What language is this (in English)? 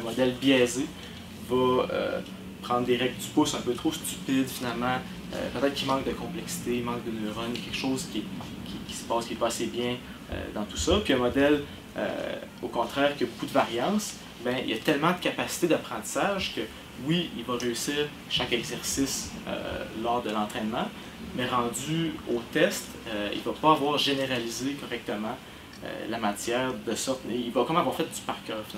French